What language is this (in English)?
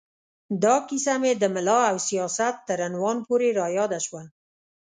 Pashto